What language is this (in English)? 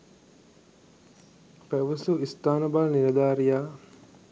Sinhala